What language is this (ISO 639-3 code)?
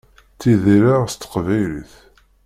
kab